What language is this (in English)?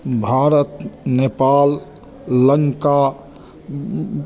Maithili